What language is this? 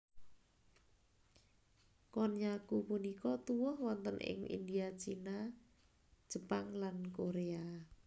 Javanese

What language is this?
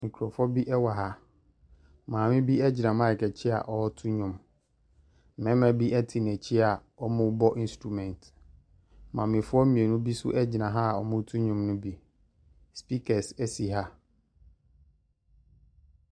Akan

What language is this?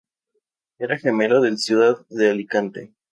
Spanish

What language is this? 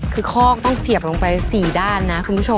Thai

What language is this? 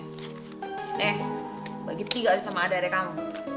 Indonesian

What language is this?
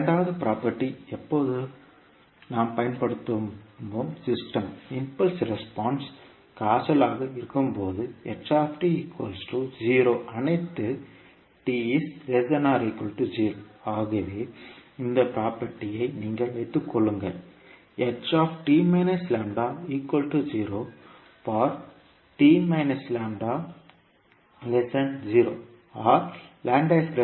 Tamil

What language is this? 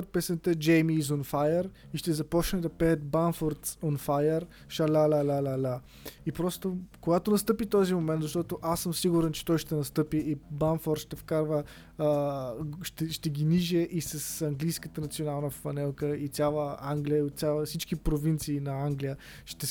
Bulgarian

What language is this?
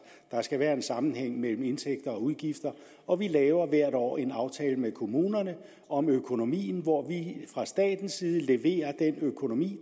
Danish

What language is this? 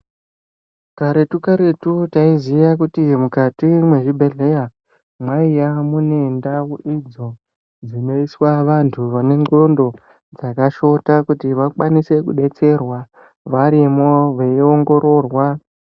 Ndau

